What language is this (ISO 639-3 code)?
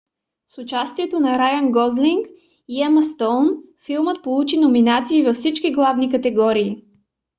bul